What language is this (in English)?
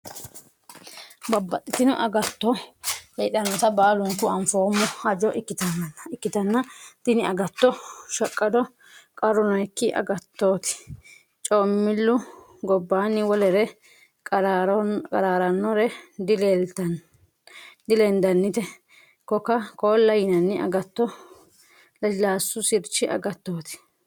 Sidamo